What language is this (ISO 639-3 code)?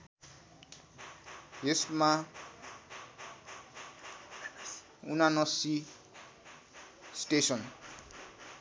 nep